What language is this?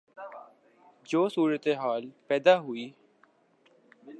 Urdu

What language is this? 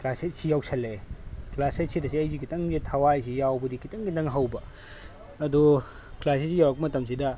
Manipuri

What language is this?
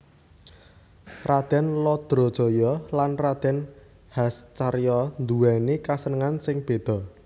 Javanese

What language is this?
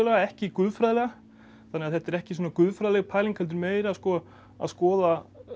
Icelandic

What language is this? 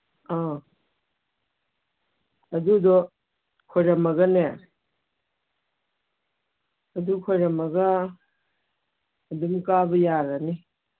Manipuri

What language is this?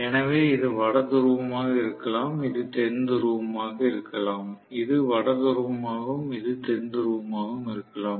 Tamil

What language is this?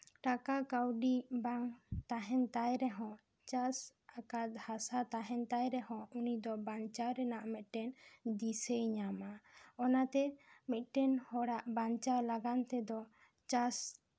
Santali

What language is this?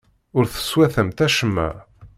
Kabyle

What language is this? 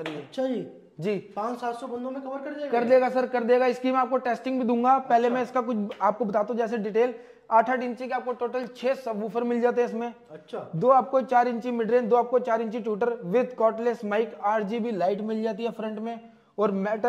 Hindi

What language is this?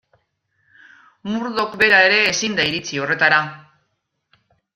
Basque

